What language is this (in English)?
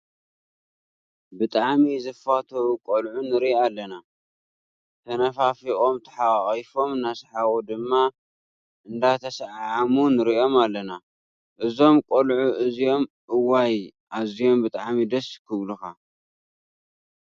Tigrinya